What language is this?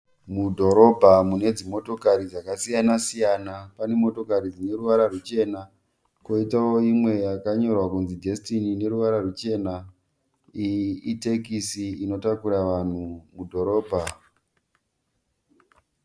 Shona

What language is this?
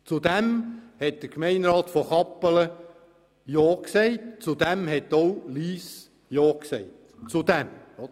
Swiss German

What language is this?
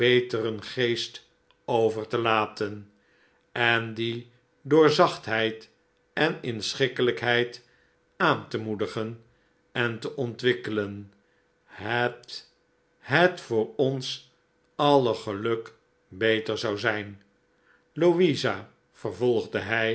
Dutch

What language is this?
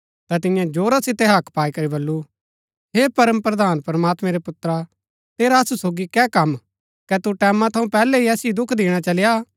Gaddi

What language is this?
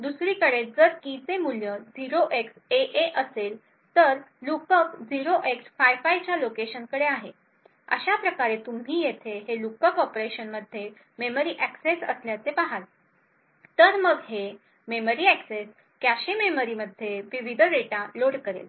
Marathi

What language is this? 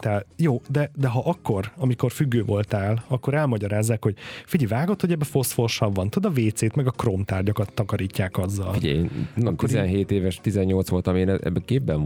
Hungarian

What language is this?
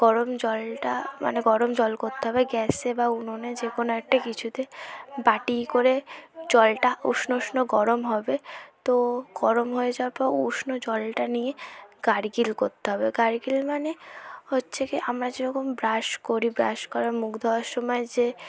Bangla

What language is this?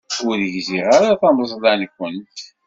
Kabyle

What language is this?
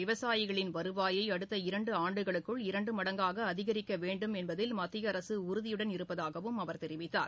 Tamil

